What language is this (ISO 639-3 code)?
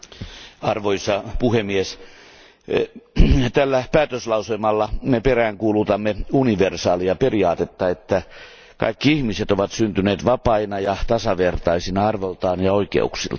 fin